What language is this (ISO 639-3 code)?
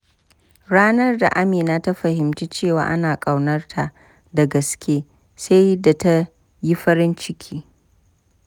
hau